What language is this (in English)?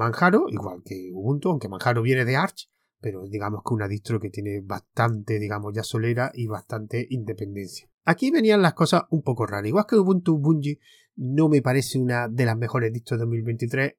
Spanish